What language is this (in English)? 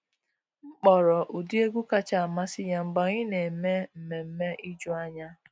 Igbo